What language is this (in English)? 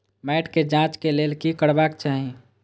Maithili